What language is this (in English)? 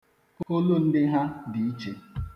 Igbo